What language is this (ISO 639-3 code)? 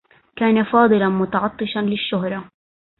ara